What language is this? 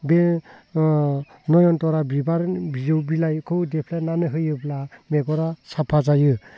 Bodo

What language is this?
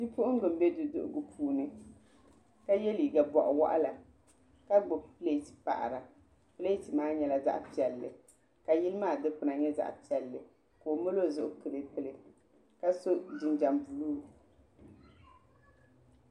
Dagbani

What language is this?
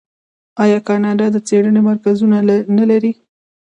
Pashto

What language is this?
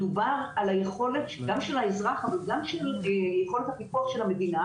Hebrew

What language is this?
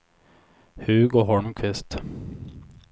Swedish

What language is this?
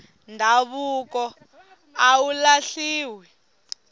Tsonga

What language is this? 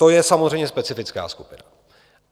Czech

